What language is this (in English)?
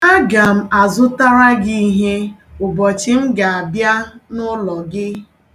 Igbo